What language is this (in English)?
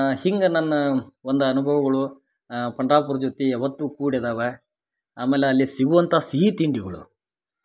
Kannada